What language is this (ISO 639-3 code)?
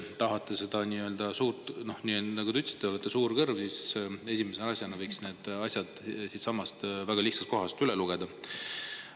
est